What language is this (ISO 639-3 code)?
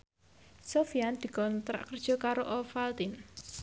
jav